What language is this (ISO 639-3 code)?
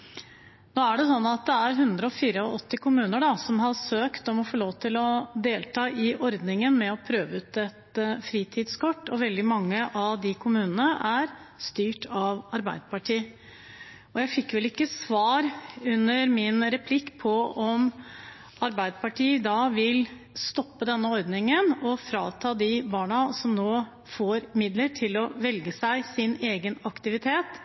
nob